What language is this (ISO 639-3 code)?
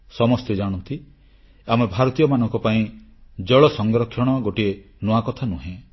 ori